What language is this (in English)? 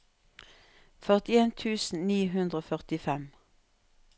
Norwegian